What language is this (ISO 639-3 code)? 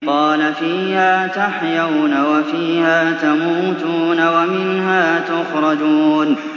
ara